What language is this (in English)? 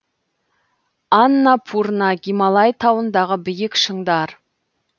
Kazakh